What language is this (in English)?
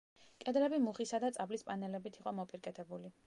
Georgian